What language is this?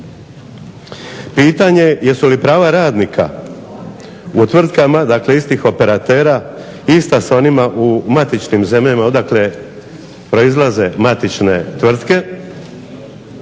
Croatian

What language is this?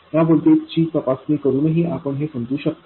Marathi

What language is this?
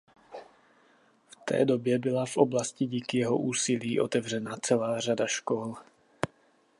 Czech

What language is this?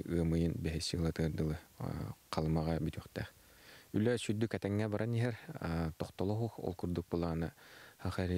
Turkish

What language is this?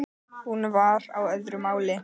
Icelandic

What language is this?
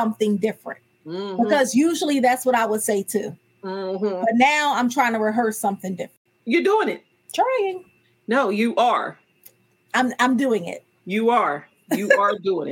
English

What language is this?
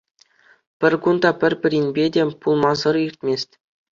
Chuvash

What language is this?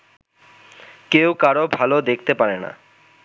Bangla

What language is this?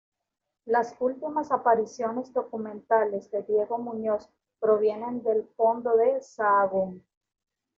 Spanish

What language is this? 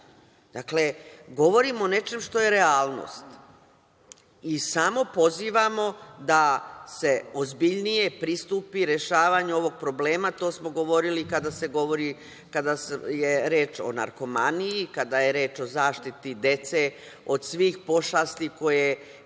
Serbian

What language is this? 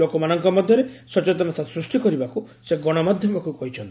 Odia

